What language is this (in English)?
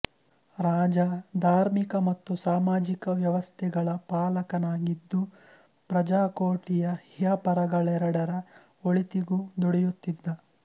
Kannada